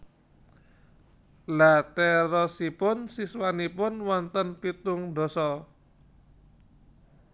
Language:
Javanese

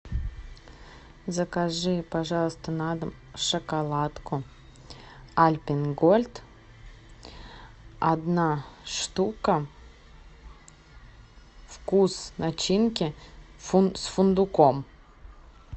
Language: Russian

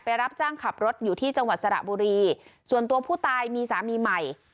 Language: Thai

